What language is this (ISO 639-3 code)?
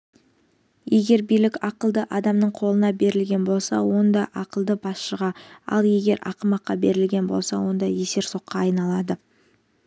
kaz